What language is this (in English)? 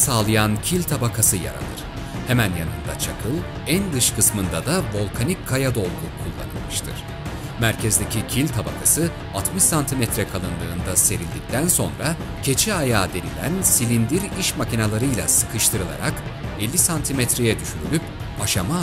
Turkish